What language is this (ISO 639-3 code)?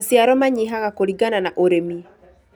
kik